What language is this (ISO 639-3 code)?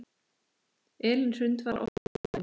isl